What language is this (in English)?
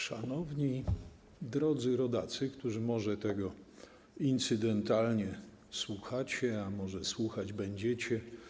Polish